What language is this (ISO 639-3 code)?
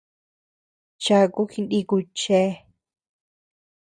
cux